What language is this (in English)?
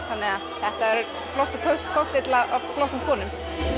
Icelandic